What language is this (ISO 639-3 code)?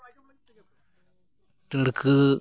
sat